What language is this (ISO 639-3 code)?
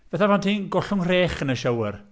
cym